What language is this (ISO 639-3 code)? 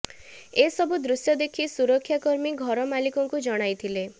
ori